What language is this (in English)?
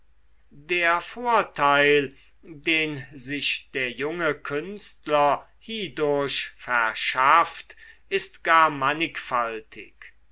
German